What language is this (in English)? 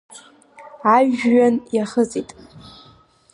Abkhazian